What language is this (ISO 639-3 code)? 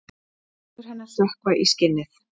isl